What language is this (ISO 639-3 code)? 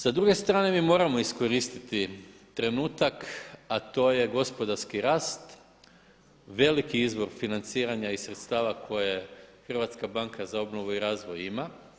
hrv